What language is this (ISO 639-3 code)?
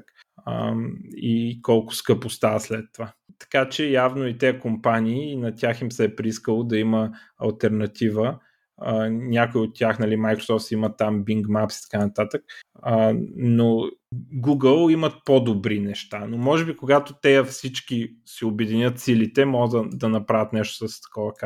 bul